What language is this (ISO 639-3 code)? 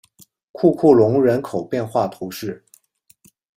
zho